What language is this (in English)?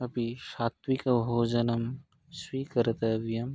Sanskrit